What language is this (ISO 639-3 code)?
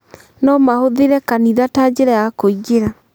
kik